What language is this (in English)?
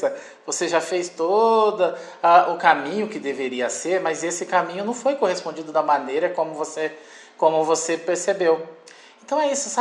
Portuguese